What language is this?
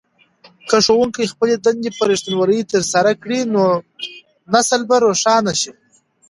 Pashto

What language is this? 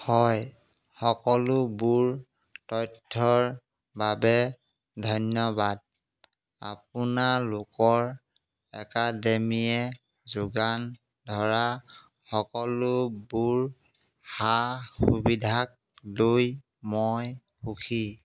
Assamese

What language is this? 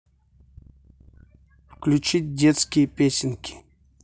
Russian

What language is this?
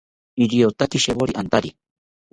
South Ucayali Ashéninka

